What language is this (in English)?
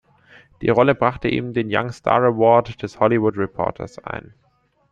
German